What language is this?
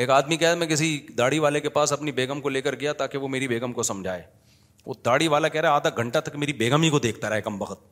Urdu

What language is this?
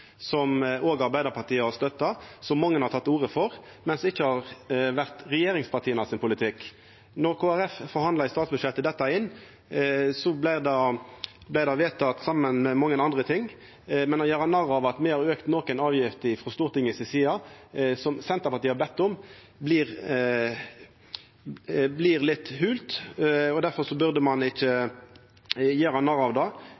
Norwegian Nynorsk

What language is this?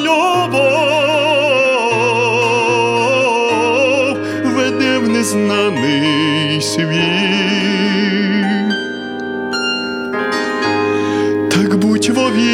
Russian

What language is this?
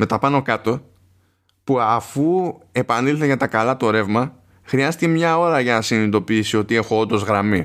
Greek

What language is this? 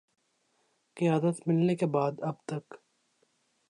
Urdu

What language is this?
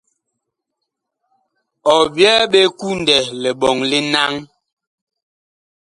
Bakoko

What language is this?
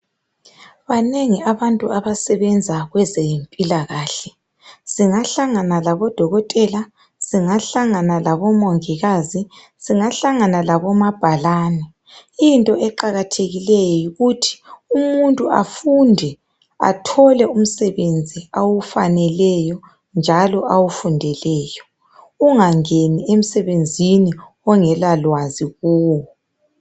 North Ndebele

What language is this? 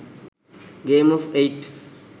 Sinhala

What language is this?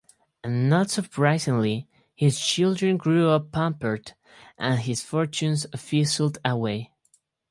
English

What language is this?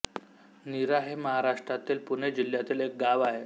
Marathi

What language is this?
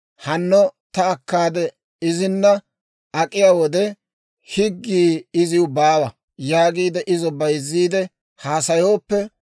Dawro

